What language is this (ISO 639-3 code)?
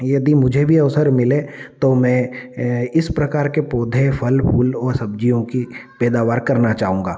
hin